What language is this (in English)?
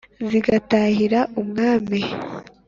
Kinyarwanda